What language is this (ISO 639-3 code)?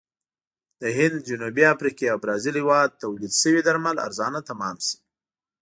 pus